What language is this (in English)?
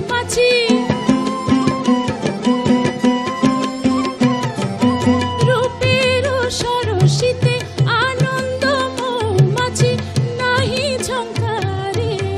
Hindi